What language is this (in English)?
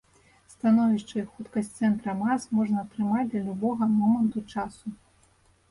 Belarusian